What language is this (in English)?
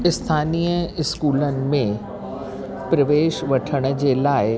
Sindhi